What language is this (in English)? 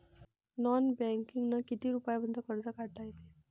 Marathi